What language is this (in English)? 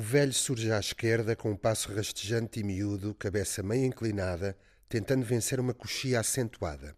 Portuguese